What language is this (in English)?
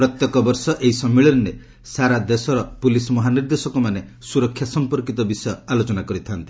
Odia